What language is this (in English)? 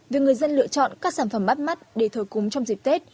Vietnamese